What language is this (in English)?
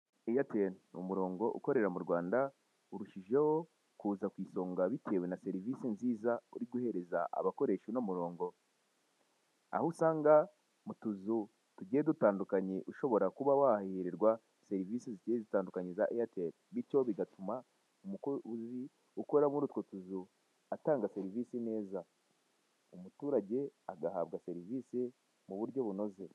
Kinyarwanda